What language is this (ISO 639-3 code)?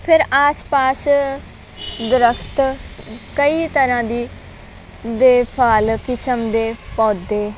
pan